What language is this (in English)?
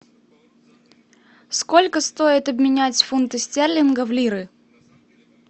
Russian